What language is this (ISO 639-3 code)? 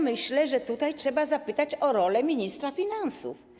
pol